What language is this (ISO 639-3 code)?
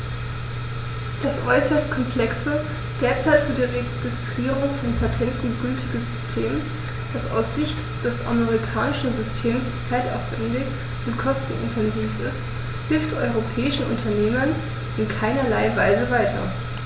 deu